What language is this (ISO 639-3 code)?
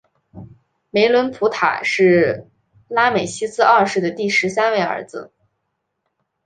zho